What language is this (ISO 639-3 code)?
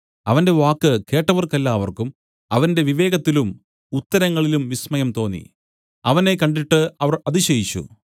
mal